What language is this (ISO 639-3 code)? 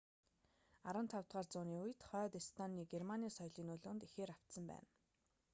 mon